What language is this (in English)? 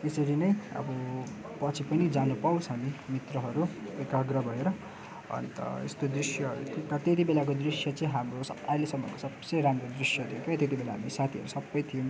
Nepali